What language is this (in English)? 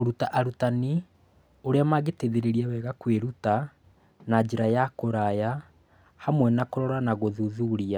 Kikuyu